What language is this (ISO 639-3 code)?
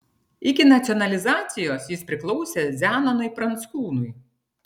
lit